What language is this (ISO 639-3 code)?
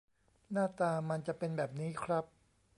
tha